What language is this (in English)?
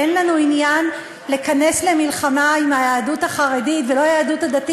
Hebrew